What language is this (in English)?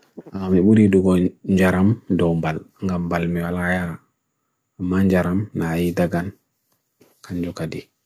Bagirmi Fulfulde